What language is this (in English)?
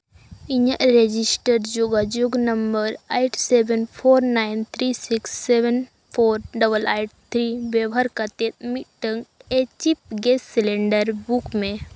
Santali